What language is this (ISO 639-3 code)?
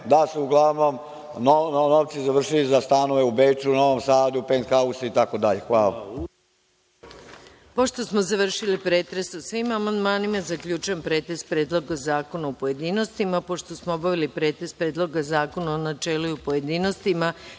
srp